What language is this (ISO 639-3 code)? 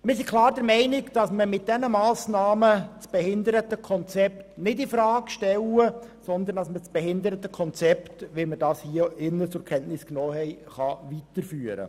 gsw